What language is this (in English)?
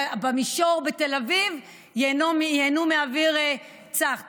Hebrew